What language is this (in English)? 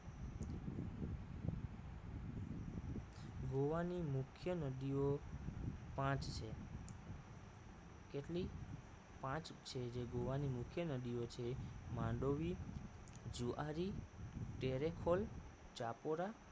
Gujarati